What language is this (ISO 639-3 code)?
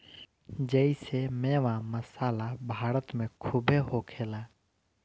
bho